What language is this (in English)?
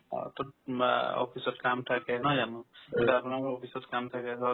Assamese